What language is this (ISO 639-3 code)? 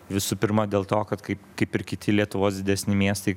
lit